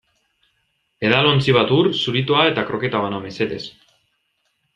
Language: Basque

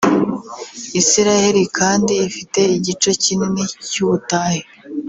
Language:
Kinyarwanda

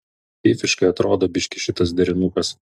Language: Lithuanian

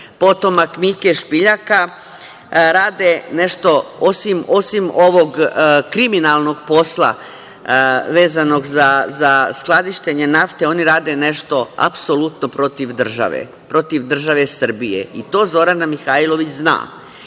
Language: Serbian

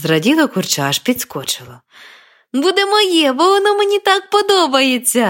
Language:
Ukrainian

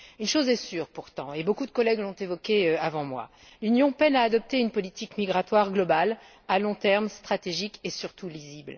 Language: French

